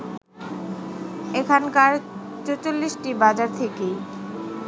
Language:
Bangla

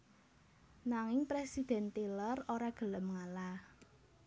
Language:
Javanese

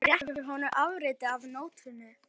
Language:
Icelandic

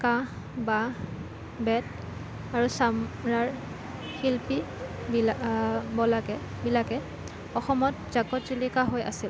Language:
Assamese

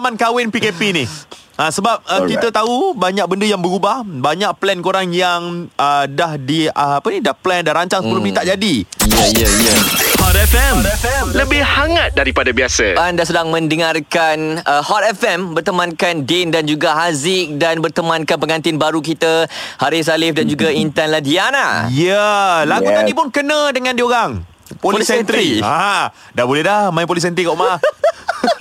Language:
Malay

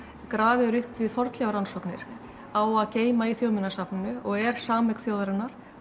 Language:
Icelandic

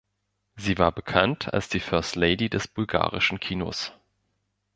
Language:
German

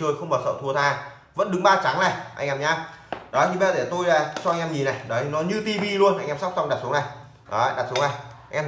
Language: Vietnamese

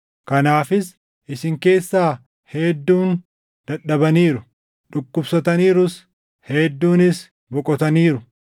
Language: Oromo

